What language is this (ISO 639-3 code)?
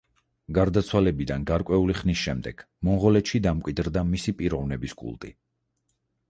kat